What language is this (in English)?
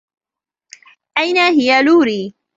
Arabic